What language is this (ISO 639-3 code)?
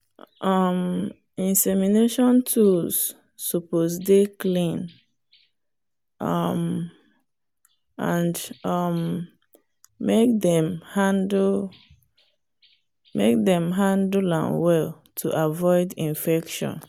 pcm